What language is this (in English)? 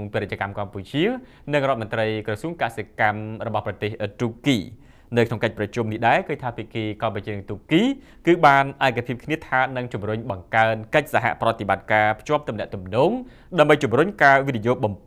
Thai